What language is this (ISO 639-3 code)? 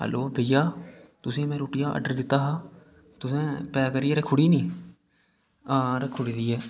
doi